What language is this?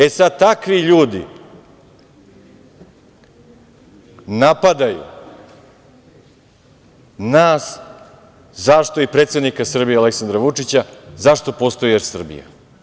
Serbian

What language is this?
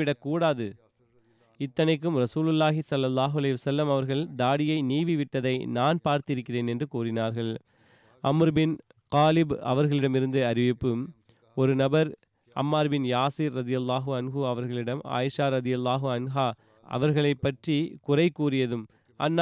Tamil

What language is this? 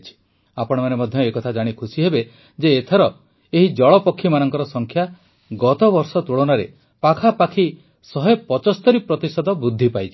Odia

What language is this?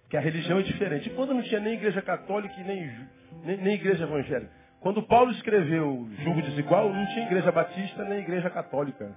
Portuguese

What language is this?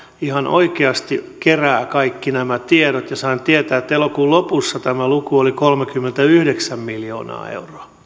Finnish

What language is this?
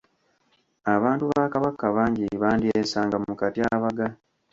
Ganda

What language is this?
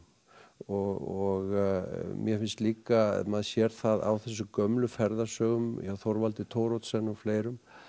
Icelandic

